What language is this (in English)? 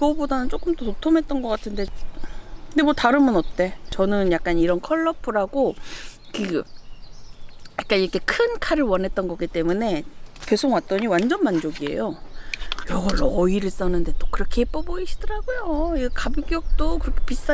Korean